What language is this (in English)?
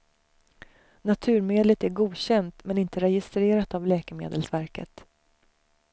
Swedish